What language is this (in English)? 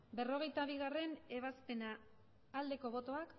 Basque